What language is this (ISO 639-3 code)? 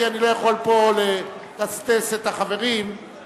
heb